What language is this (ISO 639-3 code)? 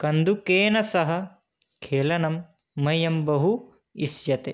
san